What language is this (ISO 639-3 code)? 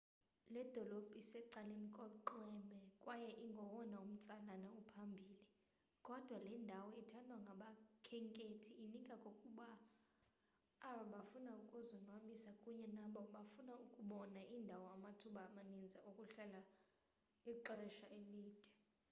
xho